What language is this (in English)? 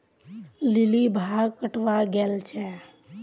Magahi